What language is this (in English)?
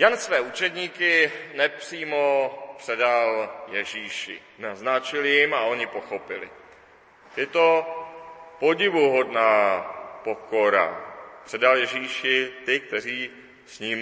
Czech